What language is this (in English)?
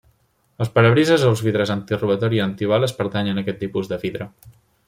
Catalan